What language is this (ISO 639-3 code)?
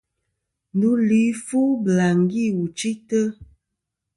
bkm